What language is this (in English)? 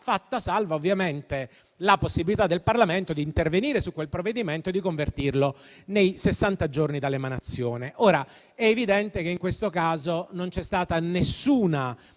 Italian